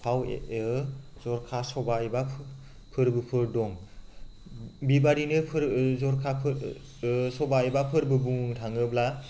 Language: Bodo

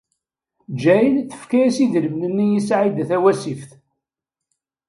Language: Kabyle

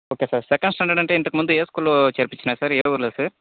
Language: Telugu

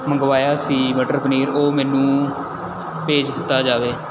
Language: Punjabi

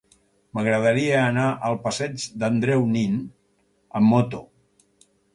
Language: Catalan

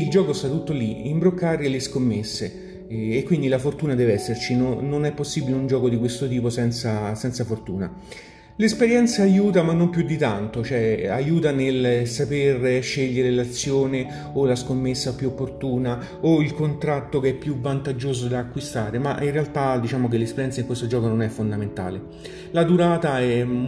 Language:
Italian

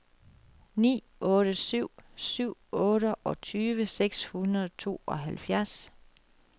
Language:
Danish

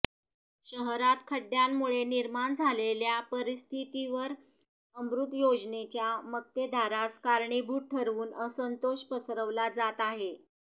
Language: Marathi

